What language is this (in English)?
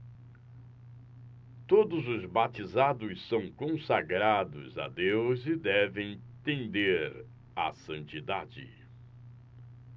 Portuguese